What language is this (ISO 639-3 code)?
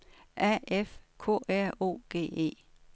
dan